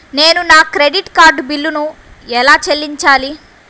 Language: Telugu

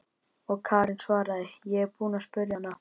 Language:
Icelandic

